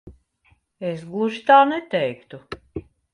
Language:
Latvian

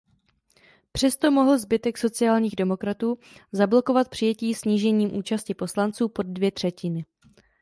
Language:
Czech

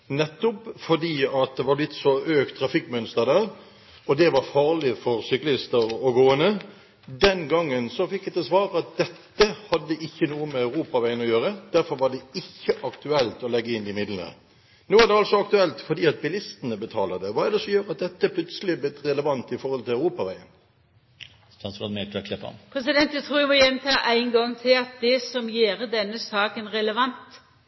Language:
Norwegian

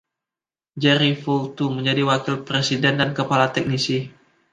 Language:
Indonesian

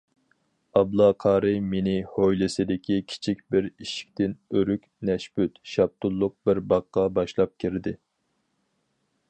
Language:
Uyghur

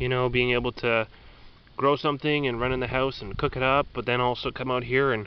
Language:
English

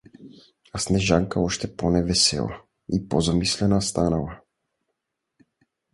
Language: Bulgarian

